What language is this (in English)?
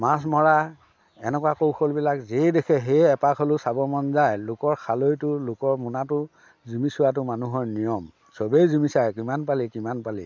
Assamese